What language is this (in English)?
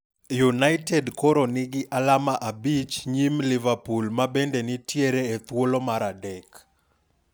Luo (Kenya and Tanzania)